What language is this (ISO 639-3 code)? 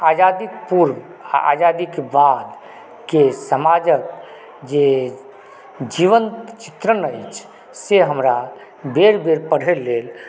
mai